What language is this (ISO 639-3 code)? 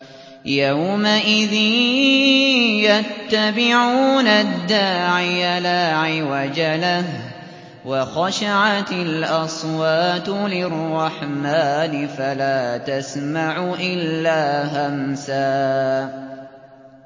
ara